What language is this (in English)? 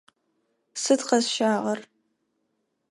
Adyghe